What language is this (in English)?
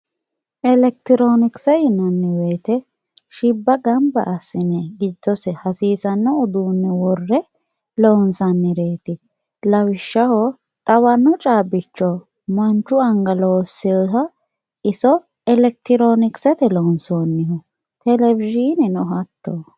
Sidamo